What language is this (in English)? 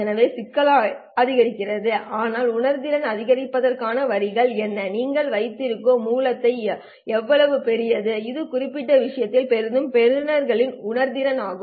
Tamil